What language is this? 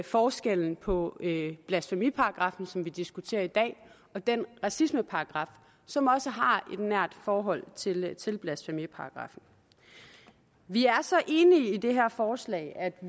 Danish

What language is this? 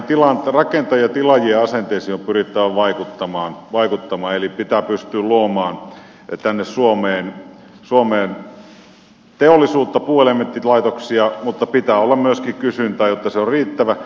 Finnish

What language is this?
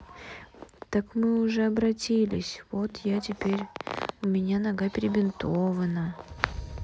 Russian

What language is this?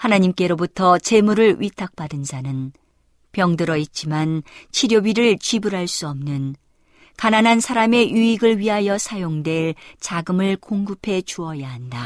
Korean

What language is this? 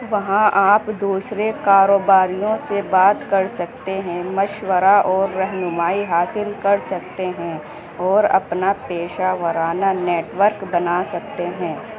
Urdu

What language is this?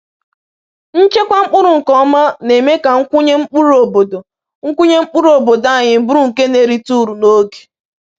Igbo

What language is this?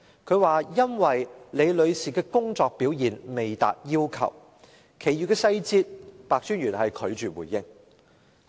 Cantonese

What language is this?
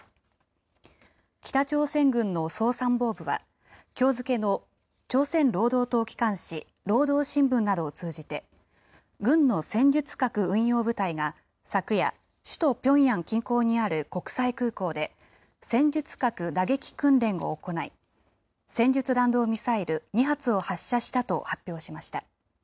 Japanese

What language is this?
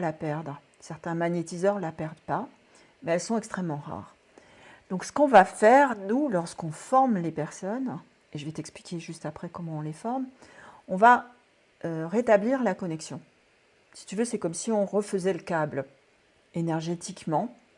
French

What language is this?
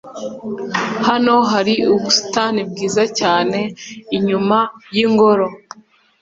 Kinyarwanda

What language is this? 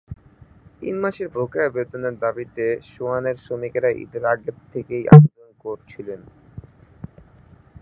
Bangla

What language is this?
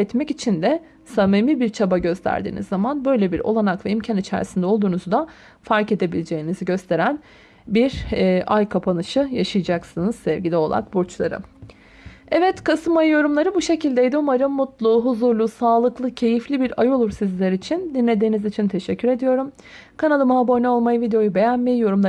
Turkish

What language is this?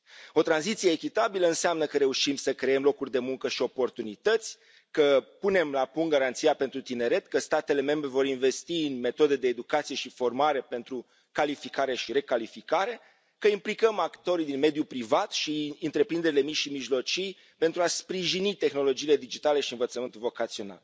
Romanian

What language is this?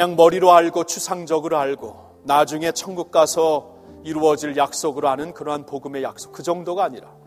Korean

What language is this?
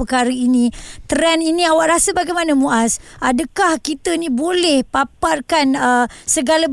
Malay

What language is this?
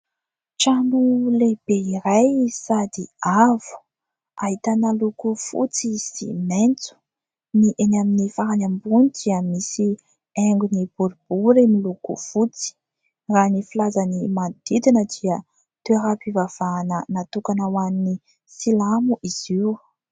Malagasy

